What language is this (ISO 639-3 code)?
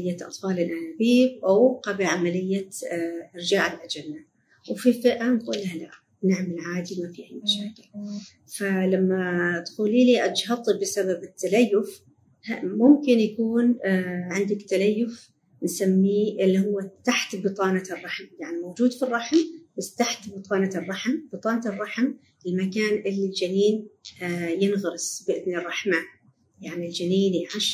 ara